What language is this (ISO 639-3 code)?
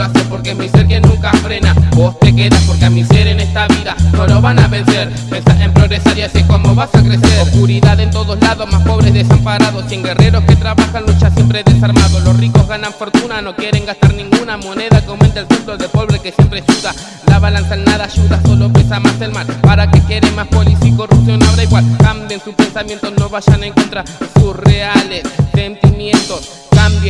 spa